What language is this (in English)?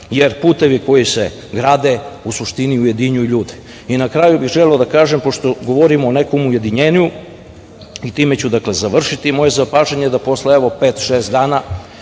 Serbian